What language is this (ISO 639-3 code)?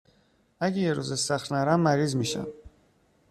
fas